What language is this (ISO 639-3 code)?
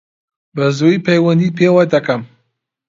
ckb